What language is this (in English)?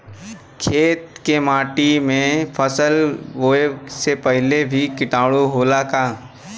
Bhojpuri